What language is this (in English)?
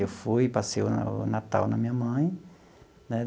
Portuguese